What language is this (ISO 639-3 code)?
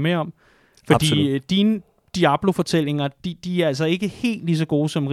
dan